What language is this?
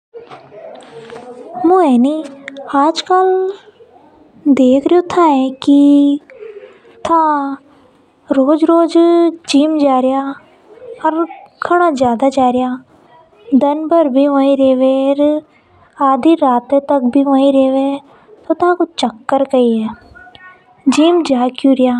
Hadothi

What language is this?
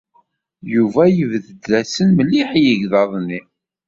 Kabyle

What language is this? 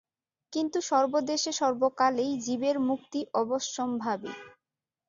Bangla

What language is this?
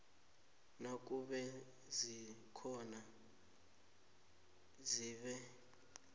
South Ndebele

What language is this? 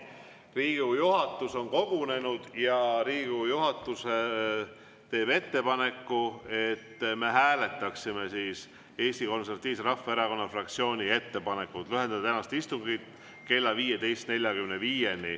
Estonian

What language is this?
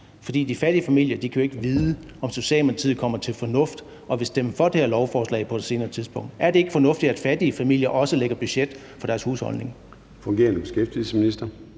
Danish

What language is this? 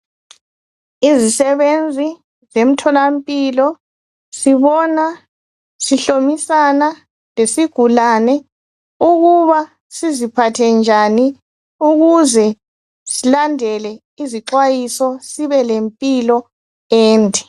North Ndebele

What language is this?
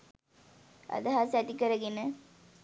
Sinhala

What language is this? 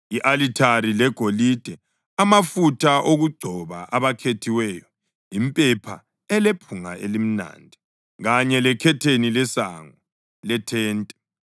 North Ndebele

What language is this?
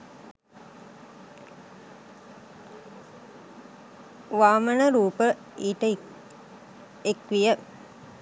Sinhala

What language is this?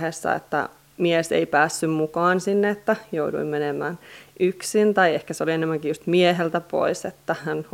Finnish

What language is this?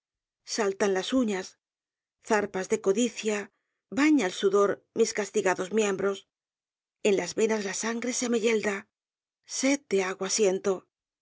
Spanish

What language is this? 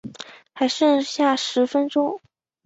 Chinese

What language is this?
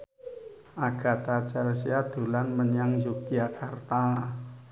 Javanese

